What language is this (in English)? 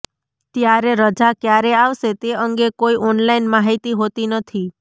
Gujarati